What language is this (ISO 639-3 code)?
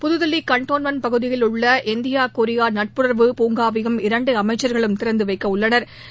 tam